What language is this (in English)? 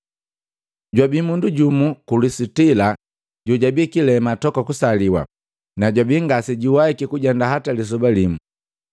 Matengo